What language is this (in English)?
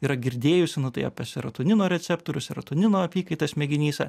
Lithuanian